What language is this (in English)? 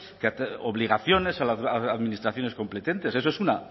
Spanish